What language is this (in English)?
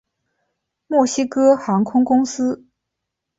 Chinese